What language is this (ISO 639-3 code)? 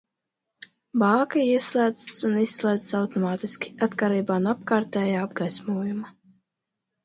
lav